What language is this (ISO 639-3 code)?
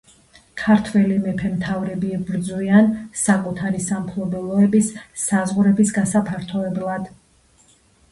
kat